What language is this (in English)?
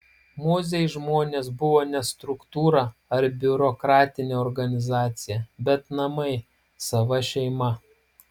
Lithuanian